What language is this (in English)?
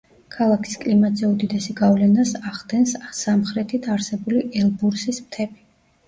Georgian